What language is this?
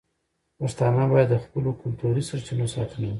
Pashto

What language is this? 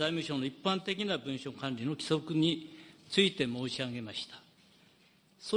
Japanese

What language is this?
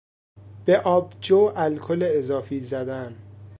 Persian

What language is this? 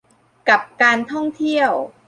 Thai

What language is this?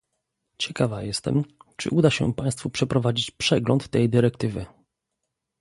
Polish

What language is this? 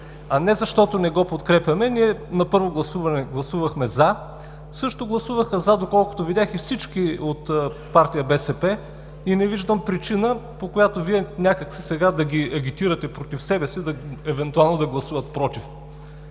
Bulgarian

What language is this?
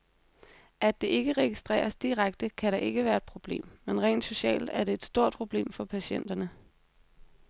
Danish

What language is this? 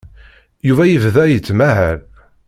Kabyle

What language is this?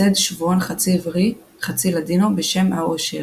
Hebrew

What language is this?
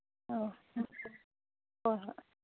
Manipuri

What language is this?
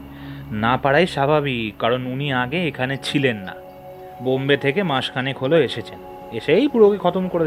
Bangla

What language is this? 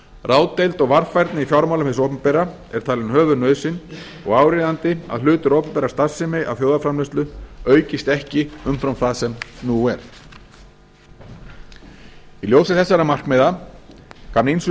Icelandic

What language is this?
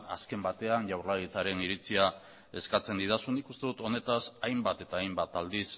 Basque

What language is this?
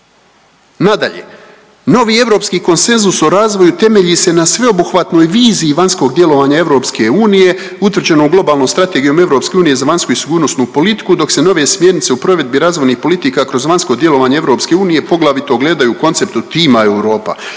Croatian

